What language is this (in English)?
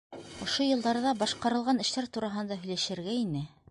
Bashkir